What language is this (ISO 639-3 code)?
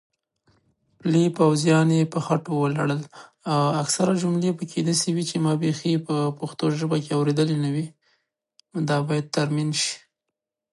pus